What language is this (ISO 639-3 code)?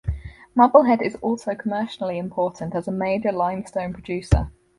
eng